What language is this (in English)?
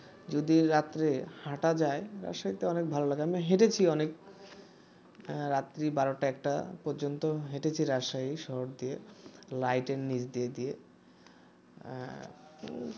Bangla